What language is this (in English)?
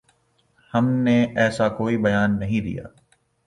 Urdu